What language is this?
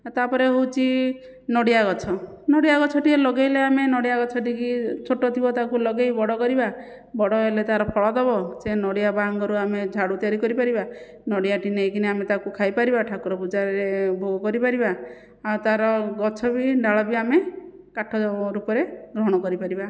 Odia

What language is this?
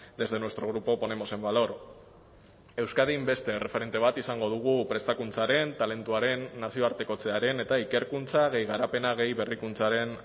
Basque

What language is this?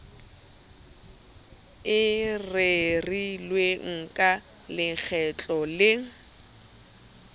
Southern Sotho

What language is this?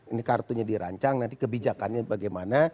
Indonesian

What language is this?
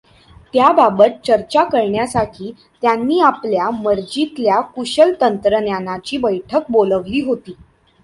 Marathi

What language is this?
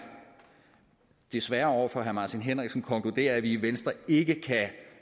Danish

